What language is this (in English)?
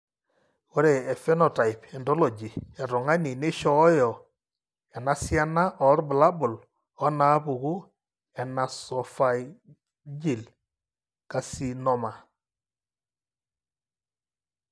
Masai